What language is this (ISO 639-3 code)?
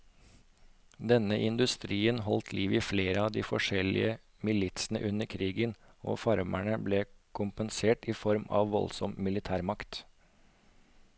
nor